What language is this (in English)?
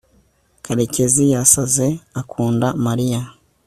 Kinyarwanda